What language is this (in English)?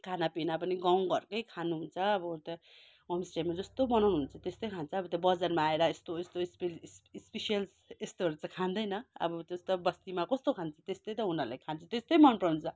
Nepali